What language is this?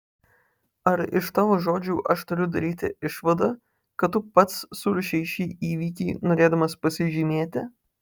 Lithuanian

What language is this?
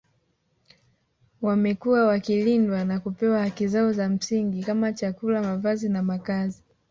Swahili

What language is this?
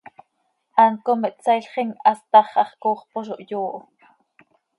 Seri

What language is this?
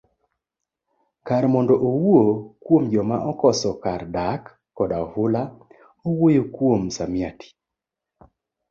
Luo (Kenya and Tanzania)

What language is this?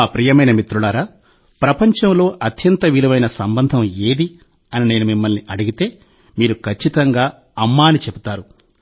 Telugu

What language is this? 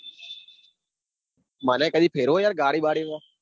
Gujarati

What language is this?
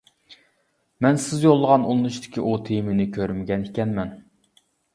Uyghur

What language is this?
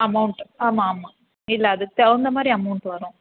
Tamil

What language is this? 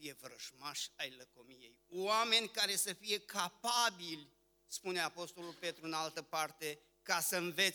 Romanian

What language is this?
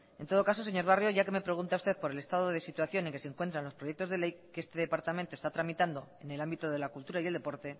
Spanish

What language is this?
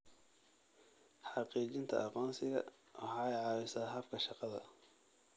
Somali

